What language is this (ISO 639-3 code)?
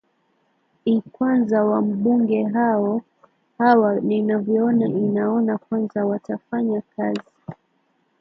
swa